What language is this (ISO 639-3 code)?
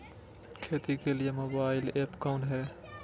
mag